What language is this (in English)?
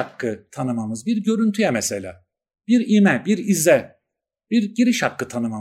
Turkish